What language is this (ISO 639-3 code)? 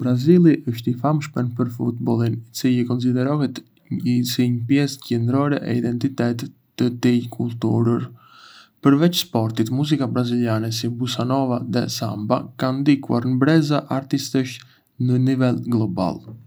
aae